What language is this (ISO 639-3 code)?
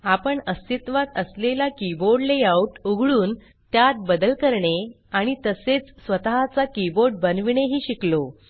mar